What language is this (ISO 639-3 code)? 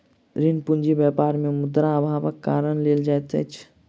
mai